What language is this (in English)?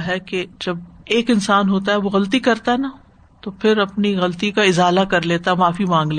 Urdu